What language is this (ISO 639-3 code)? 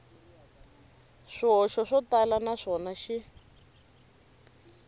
tso